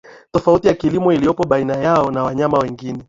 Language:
Swahili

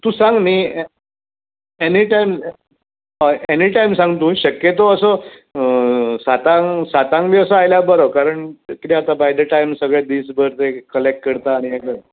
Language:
Konkani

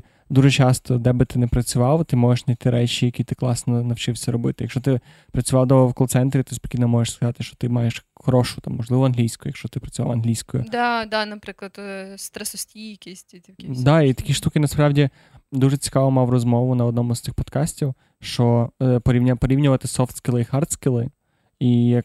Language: Ukrainian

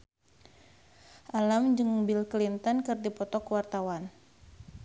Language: Sundanese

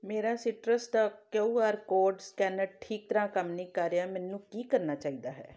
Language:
Punjabi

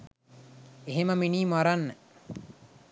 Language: Sinhala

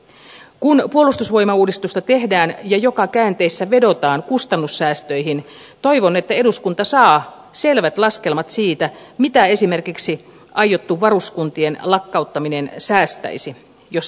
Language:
Finnish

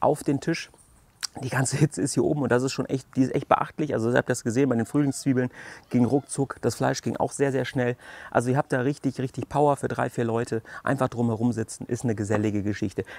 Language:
German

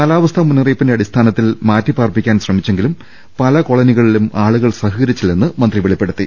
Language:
Malayalam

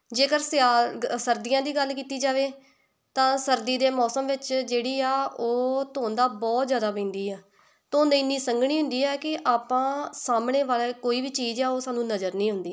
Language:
Punjabi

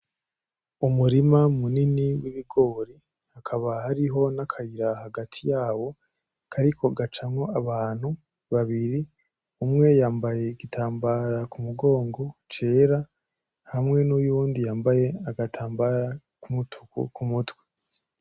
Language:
Rundi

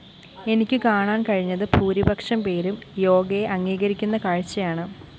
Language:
Malayalam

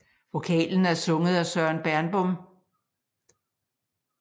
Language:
Danish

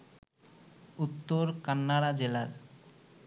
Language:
Bangla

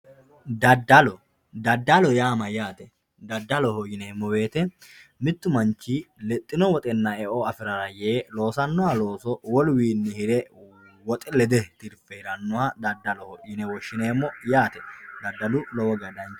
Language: Sidamo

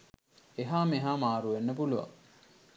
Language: Sinhala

